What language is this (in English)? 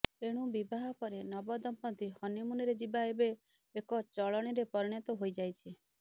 Odia